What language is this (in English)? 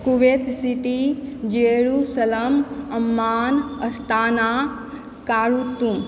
Maithili